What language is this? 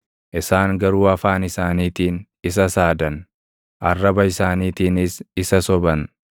Oromo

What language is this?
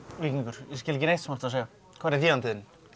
Icelandic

